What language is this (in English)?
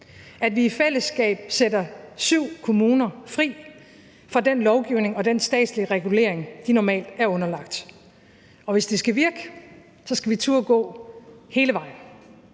Danish